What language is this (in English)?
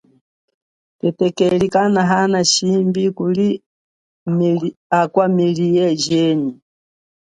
Chokwe